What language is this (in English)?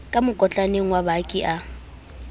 Southern Sotho